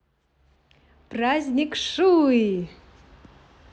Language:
Russian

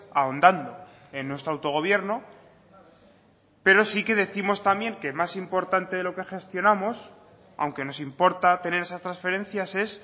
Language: Spanish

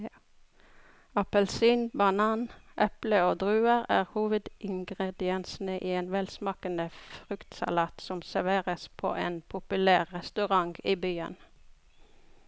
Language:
Norwegian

